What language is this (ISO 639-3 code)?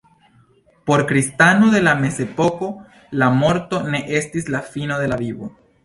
epo